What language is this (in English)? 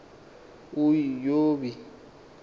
Xhosa